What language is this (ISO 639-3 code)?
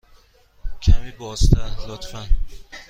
fas